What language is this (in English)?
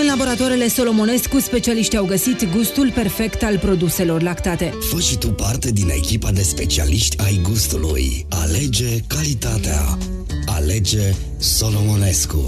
Romanian